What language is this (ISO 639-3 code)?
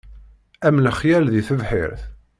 kab